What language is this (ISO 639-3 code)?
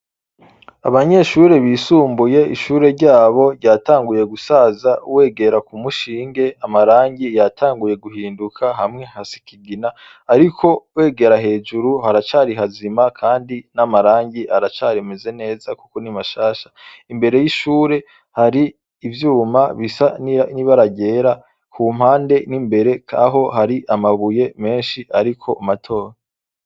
run